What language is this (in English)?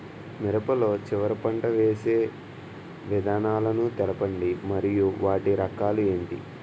Telugu